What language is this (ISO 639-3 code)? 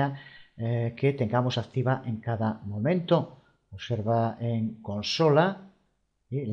spa